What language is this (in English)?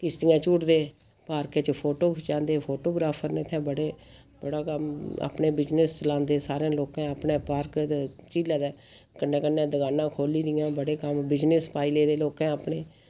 Dogri